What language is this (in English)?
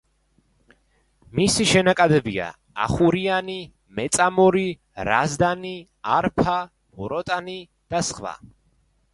Georgian